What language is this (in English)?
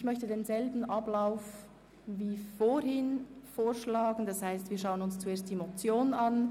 Swiss German